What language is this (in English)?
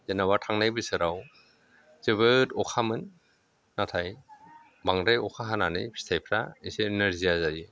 Bodo